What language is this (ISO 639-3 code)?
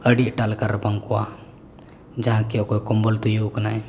sat